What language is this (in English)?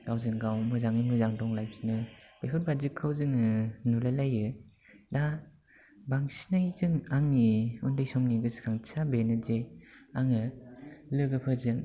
Bodo